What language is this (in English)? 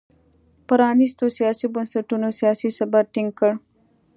Pashto